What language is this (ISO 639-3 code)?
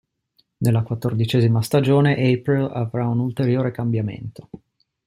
ita